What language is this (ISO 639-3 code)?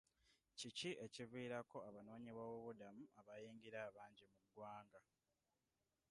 lug